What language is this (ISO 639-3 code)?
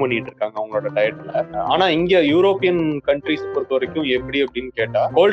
tam